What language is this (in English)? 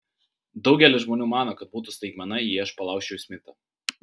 Lithuanian